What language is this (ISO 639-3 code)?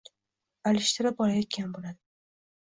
uzb